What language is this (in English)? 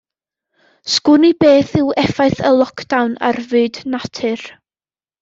Welsh